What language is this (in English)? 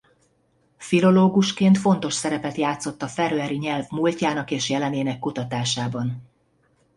Hungarian